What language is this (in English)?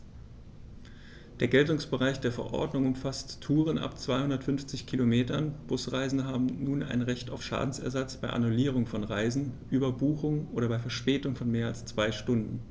German